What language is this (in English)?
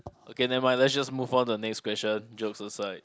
English